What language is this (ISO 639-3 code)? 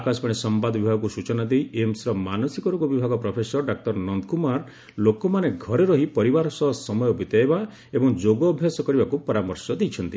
ori